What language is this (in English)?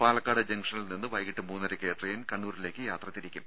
Malayalam